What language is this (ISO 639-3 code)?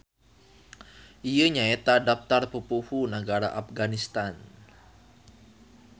sun